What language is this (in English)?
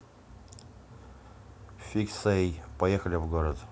Russian